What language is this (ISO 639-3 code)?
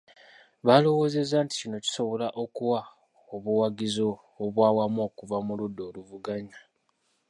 lug